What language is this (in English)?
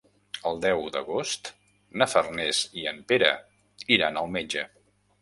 Catalan